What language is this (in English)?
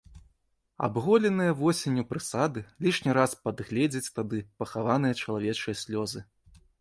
Belarusian